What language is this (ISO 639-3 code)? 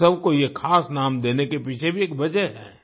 hin